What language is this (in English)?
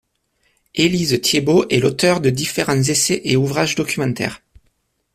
French